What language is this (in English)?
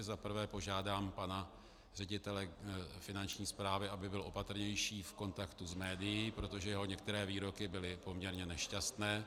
Czech